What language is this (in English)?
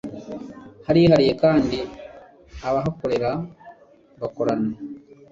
Kinyarwanda